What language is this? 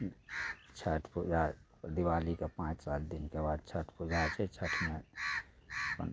Maithili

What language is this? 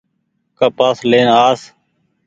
Goaria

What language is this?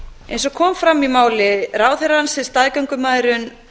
Icelandic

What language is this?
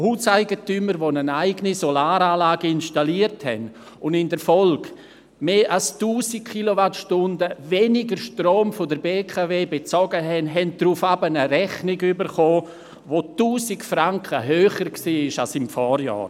Swiss German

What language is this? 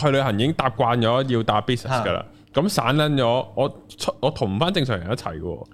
Chinese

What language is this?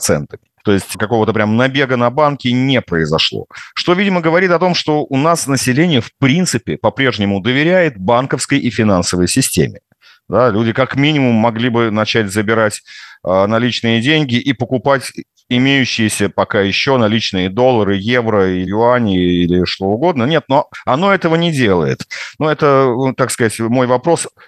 Russian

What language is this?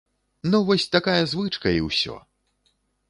Belarusian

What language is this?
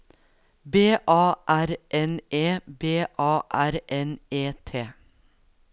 Norwegian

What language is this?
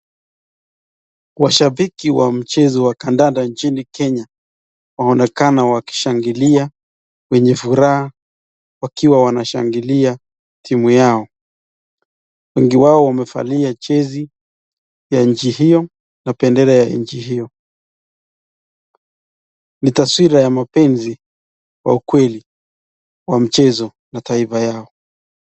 Swahili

